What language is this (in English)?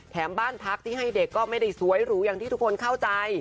Thai